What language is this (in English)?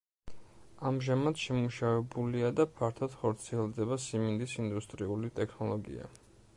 Georgian